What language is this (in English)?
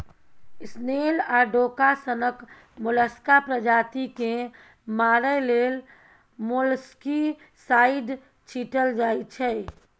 Maithili